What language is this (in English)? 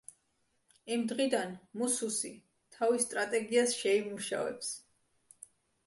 Georgian